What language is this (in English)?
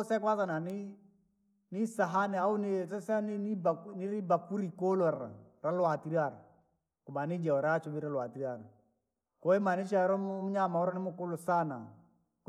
Langi